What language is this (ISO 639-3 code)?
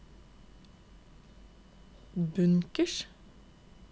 nor